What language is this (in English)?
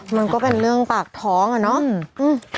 Thai